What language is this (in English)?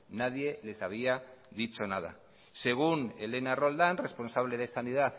Basque